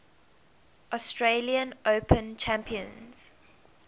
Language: English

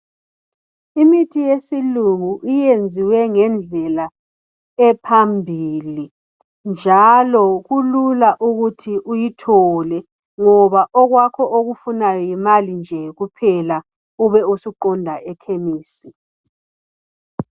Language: North Ndebele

